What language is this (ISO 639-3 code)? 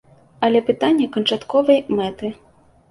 bel